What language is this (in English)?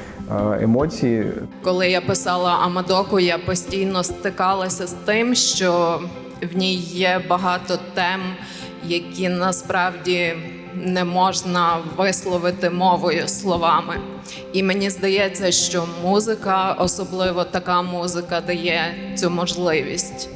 Ukrainian